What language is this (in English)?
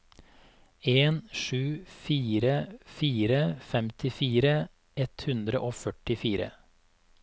Norwegian